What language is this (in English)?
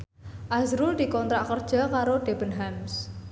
Javanese